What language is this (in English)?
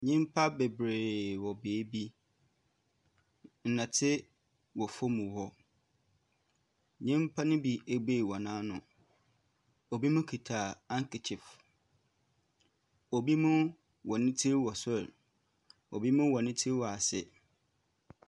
Akan